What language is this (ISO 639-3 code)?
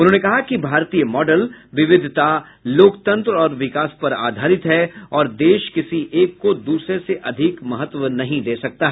hin